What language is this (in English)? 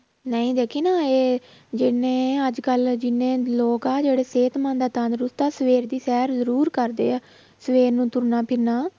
Punjabi